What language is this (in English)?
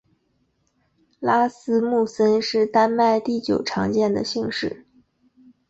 Chinese